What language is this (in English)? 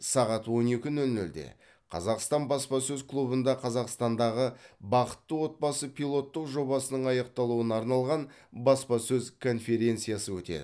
Kazakh